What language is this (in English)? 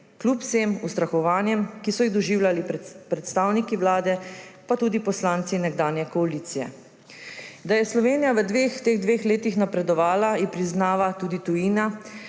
Slovenian